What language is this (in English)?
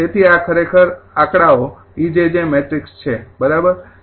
Gujarati